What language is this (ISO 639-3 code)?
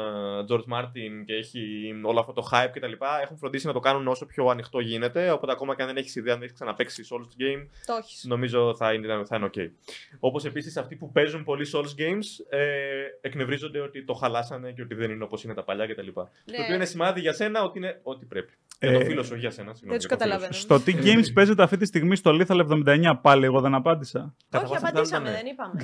ell